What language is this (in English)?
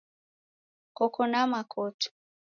Taita